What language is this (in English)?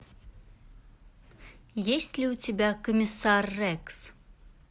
Russian